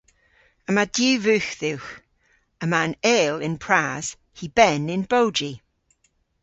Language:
Cornish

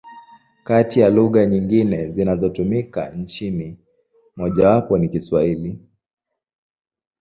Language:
Swahili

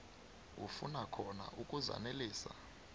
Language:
South Ndebele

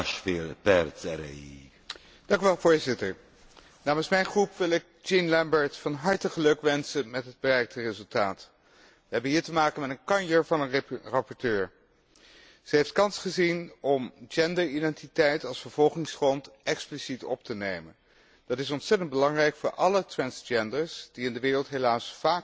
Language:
Dutch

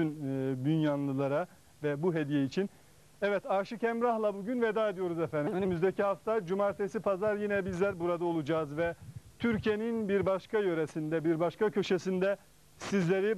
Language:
Turkish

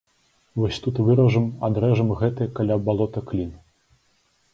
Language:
Belarusian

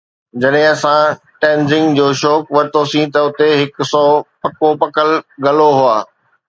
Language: Sindhi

